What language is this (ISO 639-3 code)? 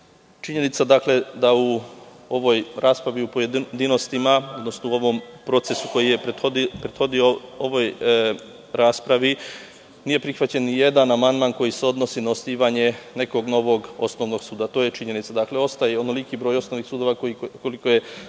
srp